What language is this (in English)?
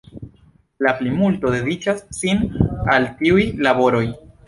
Esperanto